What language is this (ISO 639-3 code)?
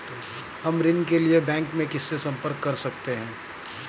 hin